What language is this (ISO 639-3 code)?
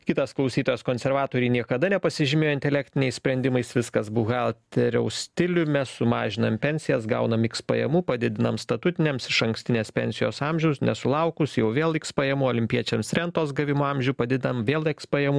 lit